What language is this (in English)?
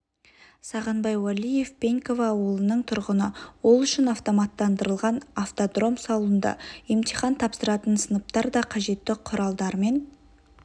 Kazakh